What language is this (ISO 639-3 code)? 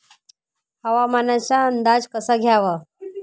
mar